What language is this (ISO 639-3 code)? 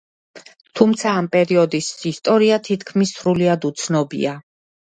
kat